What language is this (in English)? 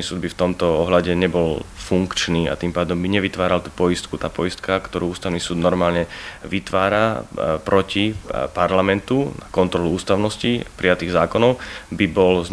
Slovak